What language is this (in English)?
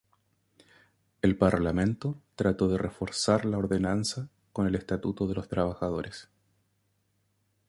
Spanish